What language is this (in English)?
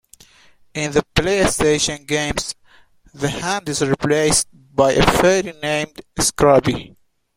English